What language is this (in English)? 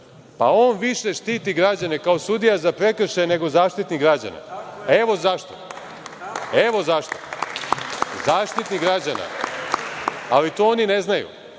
Serbian